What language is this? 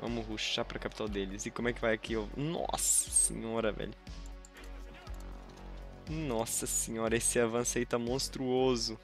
Portuguese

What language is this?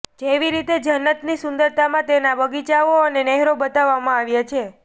Gujarati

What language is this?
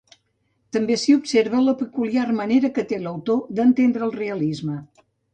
Catalan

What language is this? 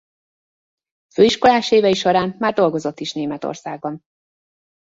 Hungarian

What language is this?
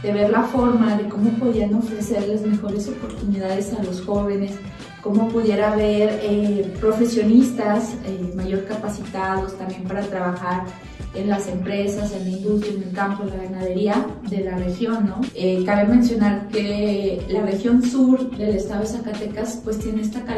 Spanish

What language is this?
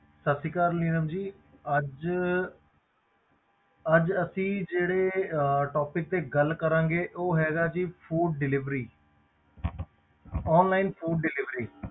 Punjabi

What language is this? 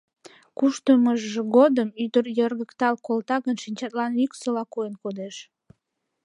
Mari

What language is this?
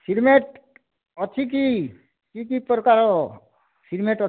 Odia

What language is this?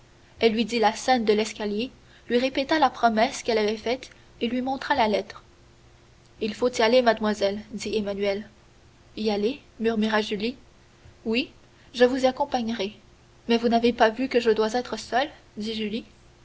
French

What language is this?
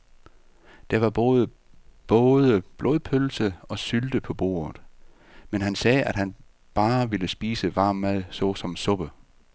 Danish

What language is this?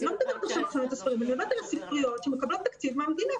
Hebrew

